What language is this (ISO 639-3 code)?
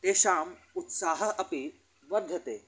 san